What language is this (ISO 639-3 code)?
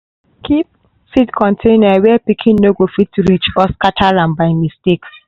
pcm